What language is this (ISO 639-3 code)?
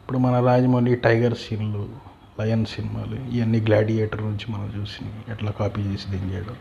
tel